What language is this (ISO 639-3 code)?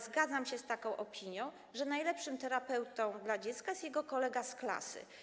pol